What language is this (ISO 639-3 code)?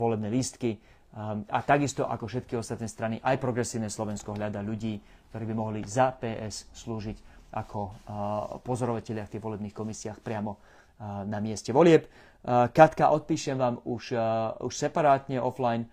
slk